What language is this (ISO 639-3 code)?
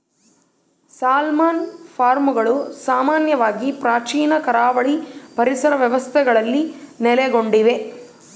kan